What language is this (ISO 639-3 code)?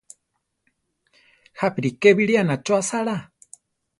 tar